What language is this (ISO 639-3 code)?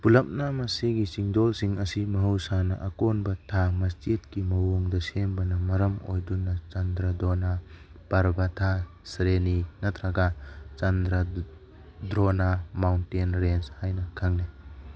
mni